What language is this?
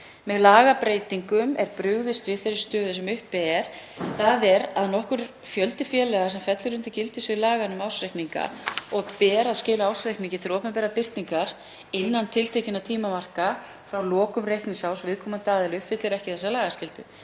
Icelandic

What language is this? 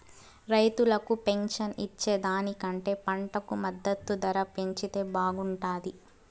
Telugu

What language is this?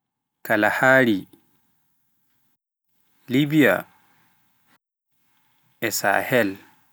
Pular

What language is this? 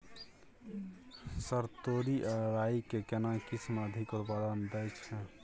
Maithili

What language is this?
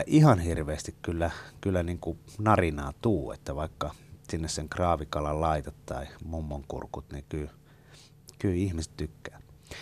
Finnish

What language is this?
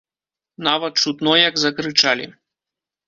Belarusian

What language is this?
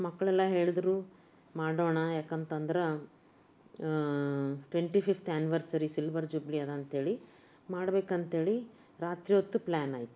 Kannada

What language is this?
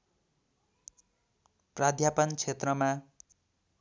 Nepali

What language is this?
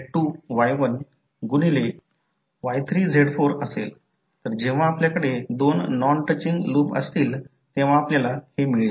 Marathi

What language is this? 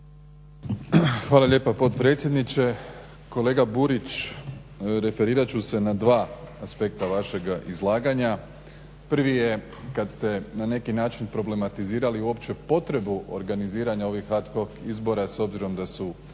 Croatian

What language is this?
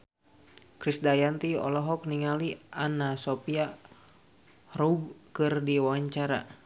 Sundanese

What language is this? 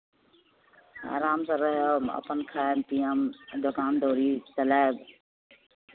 Maithili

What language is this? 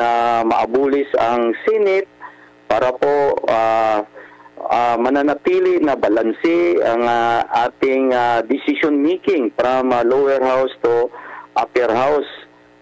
Filipino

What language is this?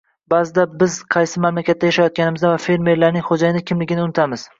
Uzbek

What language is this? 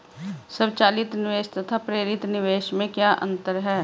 Hindi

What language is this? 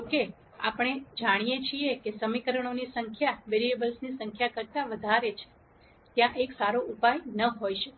Gujarati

